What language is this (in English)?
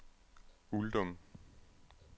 Danish